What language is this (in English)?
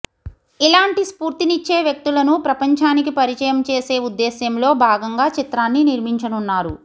Telugu